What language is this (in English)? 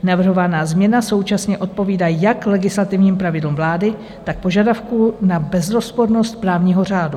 Czech